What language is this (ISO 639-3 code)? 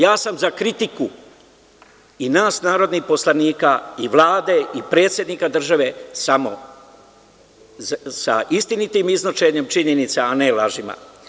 srp